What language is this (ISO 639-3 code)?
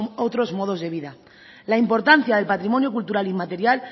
spa